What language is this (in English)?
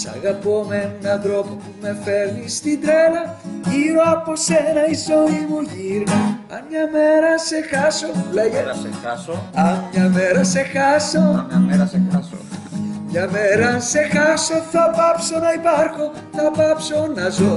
Greek